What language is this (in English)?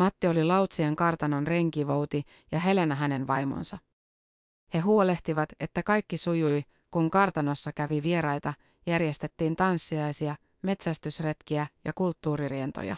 Finnish